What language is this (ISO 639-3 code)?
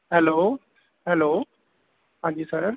pan